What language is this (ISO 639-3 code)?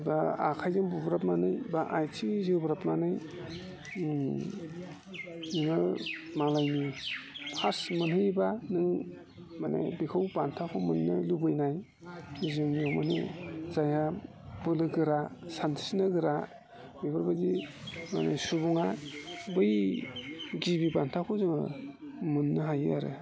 brx